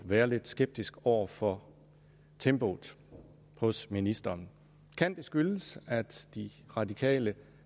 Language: Danish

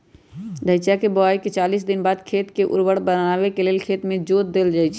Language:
Magahi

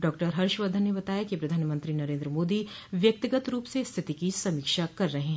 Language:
Hindi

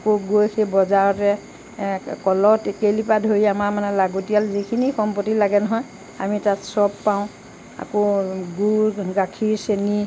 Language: Assamese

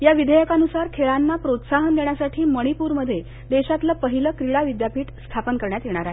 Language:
Marathi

